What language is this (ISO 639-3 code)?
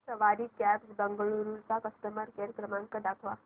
mar